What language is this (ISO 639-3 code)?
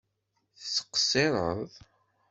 kab